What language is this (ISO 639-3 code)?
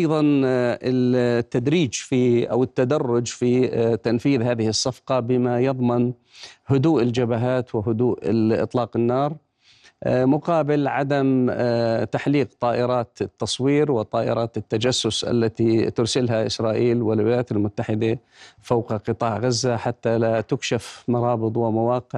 ara